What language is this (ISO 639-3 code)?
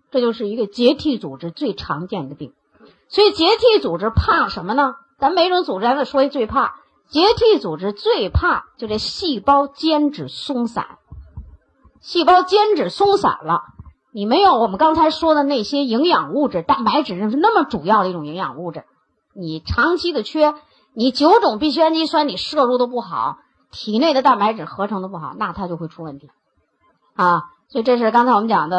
zho